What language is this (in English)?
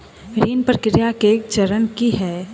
Maithili